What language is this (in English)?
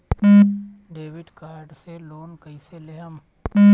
Bhojpuri